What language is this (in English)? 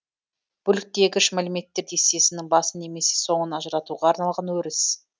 Kazakh